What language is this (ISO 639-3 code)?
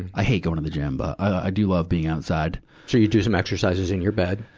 eng